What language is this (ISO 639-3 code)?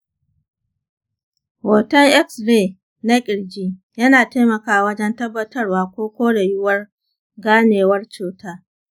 hau